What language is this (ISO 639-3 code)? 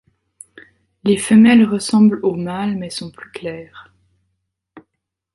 fra